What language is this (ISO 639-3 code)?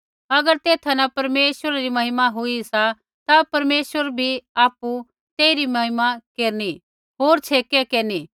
kfx